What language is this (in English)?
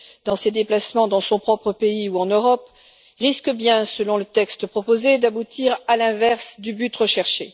French